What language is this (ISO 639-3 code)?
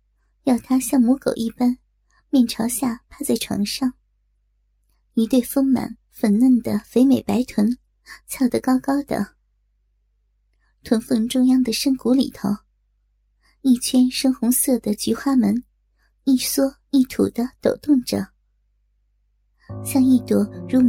zho